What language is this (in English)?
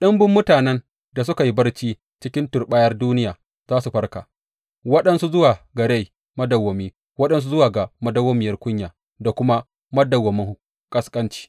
Hausa